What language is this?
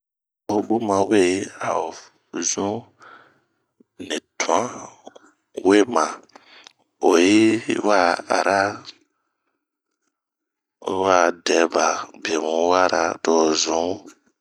Bomu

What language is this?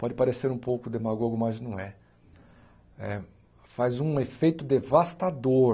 Portuguese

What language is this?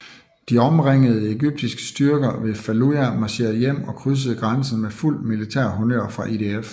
Danish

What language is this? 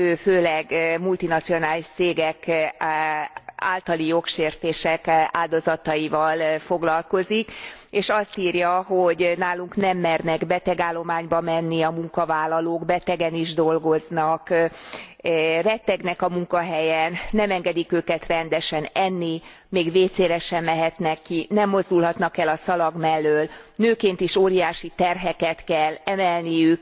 Hungarian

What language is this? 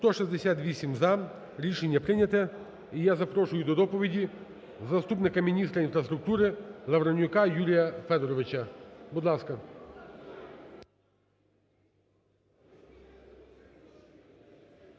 Ukrainian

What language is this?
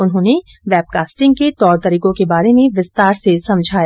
Hindi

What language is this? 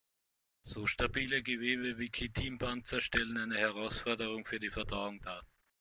German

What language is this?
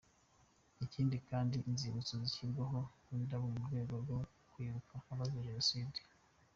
Kinyarwanda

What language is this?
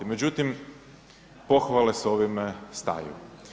Croatian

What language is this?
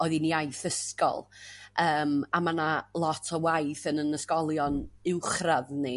Welsh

